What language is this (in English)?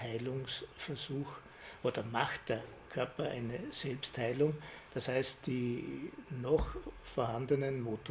German